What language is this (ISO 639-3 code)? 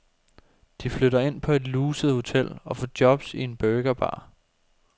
dan